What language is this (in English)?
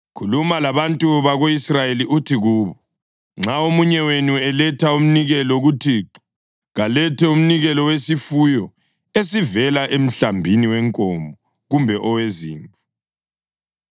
North Ndebele